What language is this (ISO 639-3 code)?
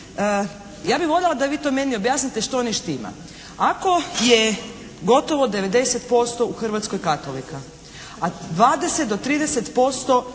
hrv